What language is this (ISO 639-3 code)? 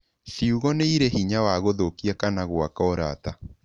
kik